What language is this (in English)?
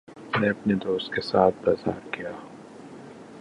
Urdu